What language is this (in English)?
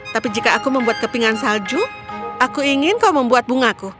Indonesian